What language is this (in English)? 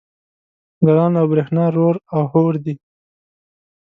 Pashto